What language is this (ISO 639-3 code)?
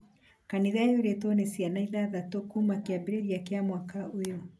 kik